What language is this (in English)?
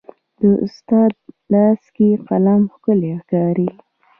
Pashto